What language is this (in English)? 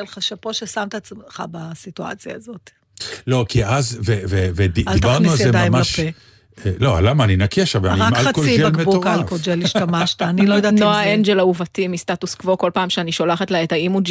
Hebrew